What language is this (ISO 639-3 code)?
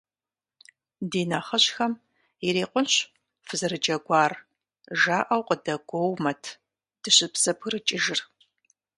kbd